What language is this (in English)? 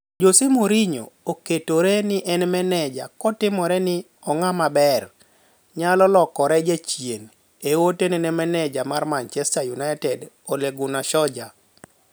Luo (Kenya and Tanzania)